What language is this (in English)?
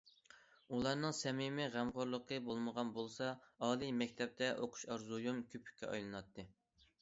Uyghur